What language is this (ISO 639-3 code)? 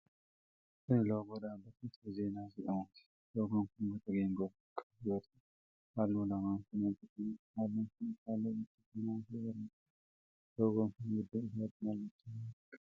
orm